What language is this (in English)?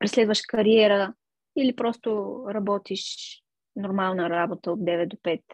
Bulgarian